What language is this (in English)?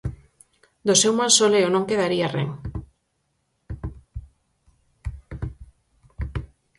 Galician